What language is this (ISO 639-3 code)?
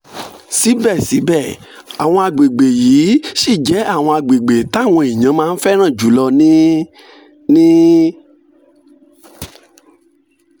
yor